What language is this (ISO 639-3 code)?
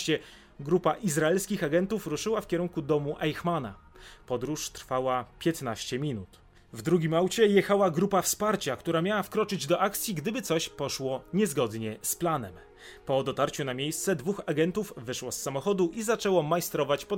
pol